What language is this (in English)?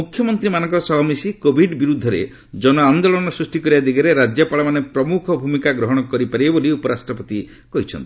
Odia